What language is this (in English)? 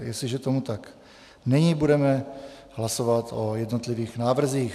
Czech